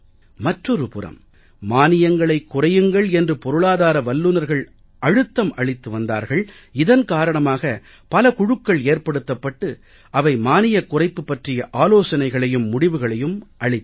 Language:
Tamil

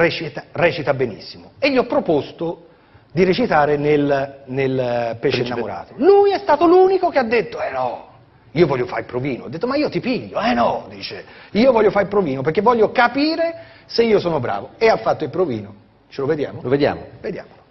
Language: Italian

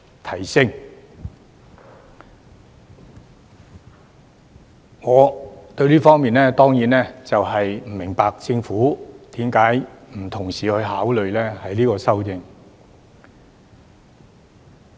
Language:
Cantonese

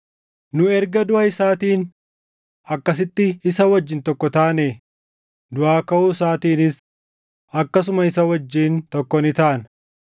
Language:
Oromo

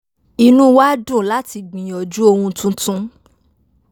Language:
Yoruba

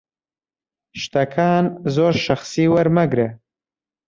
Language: Central Kurdish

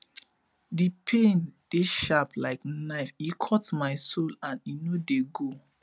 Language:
Nigerian Pidgin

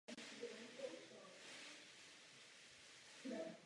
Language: Czech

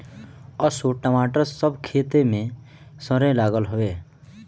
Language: Bhojpuri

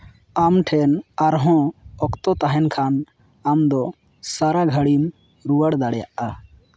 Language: Santali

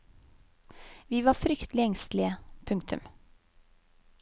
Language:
Norwegian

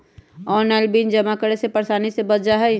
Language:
Magahi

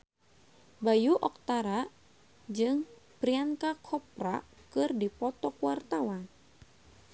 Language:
Sundanese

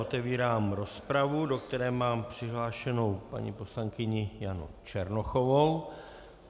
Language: Czech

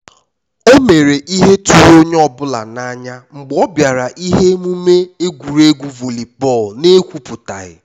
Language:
Igbo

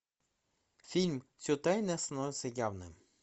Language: Russian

